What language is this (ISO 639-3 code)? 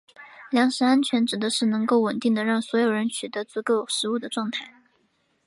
zho